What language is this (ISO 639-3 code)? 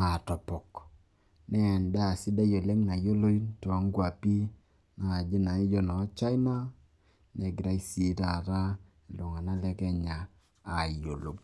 mas